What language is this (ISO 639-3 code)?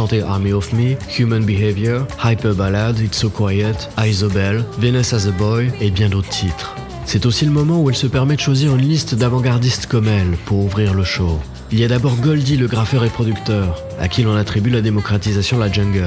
fra